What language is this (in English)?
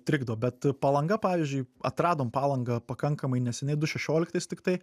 Lithuanian